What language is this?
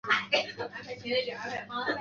Chinese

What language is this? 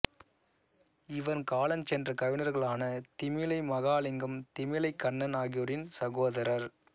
Tamil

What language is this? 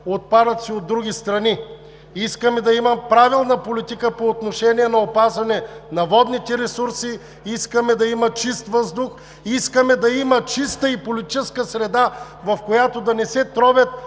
Bulgarian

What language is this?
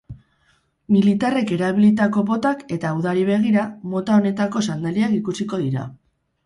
Basque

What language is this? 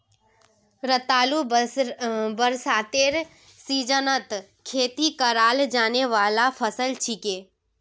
Magahi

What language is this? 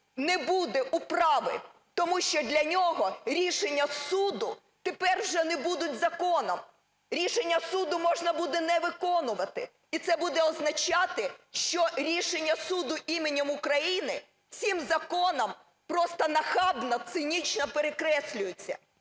Ukrainian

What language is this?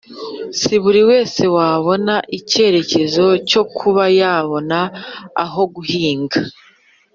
Kinyarwanda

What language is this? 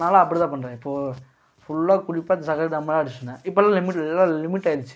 Tamil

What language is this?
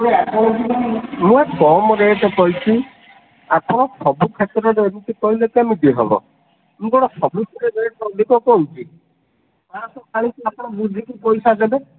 Odia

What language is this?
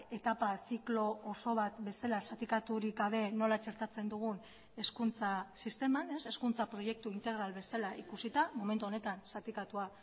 Basque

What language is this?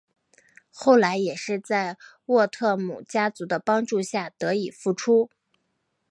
Chinese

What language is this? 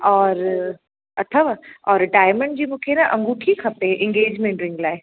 Sindhi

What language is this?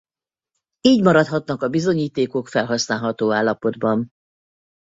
Hungarian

